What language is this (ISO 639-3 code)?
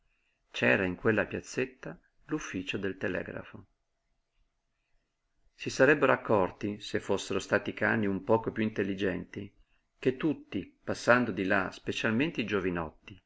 ita